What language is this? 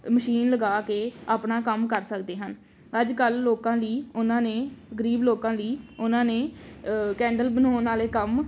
Punjabi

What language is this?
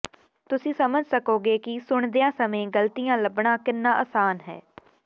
Punjabi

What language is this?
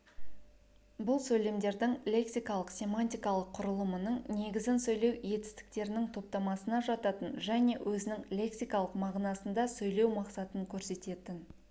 Kazakh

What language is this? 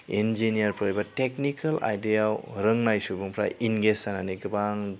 Bodo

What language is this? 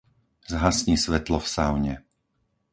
Slovak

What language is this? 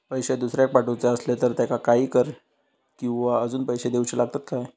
Marathi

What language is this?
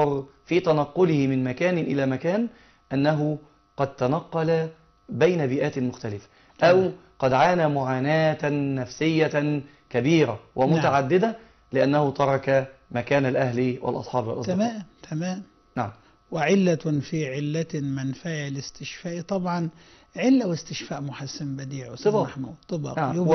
Arabic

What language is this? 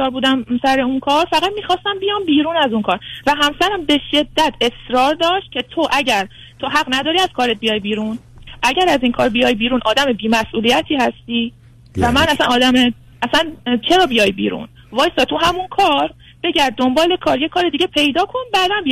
Persian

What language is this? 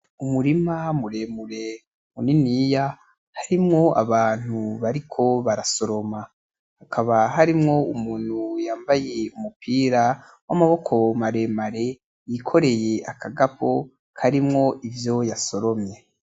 Rundi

